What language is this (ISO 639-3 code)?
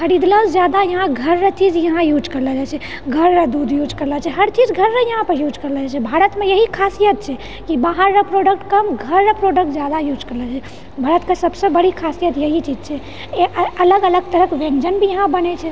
mai